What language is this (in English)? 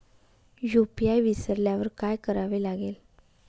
Marathi